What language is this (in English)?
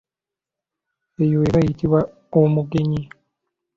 Ganda